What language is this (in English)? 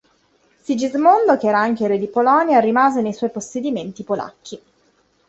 Italian